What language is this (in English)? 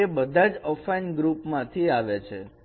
Gujarati